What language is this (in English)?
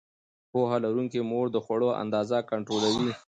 Pashto